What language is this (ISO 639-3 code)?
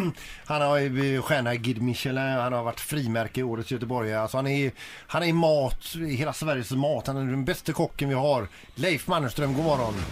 swe